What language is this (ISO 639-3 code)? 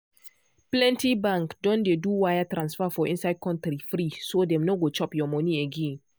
pcm